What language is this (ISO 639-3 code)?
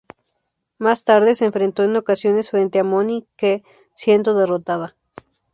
spa